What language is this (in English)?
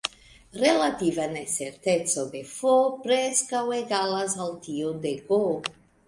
Esperanto